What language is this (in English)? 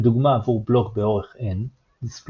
Hebrew